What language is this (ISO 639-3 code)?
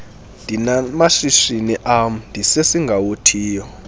xho